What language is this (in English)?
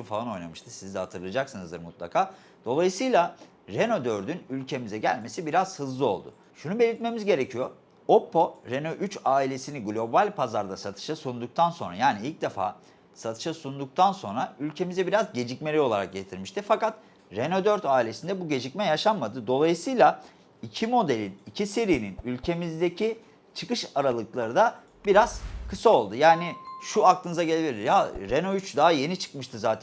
Turkish